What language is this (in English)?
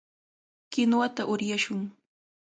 Cajatambo North Lima Quechua